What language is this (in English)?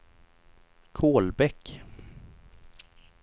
Swedish